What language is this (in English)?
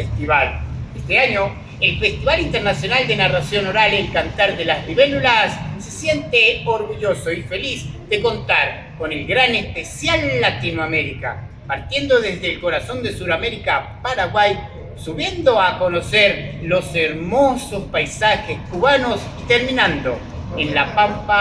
Spanish